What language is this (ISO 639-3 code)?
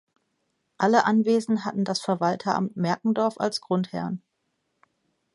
deu